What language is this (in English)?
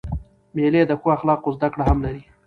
Pashto